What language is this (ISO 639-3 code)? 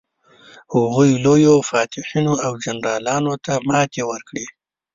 pus